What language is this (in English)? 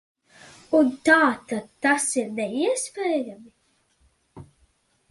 Latvian